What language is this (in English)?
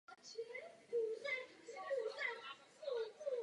Czech